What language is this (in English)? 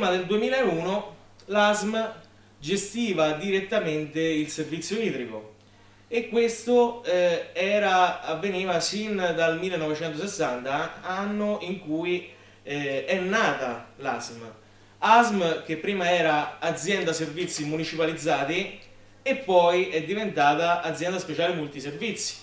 Italian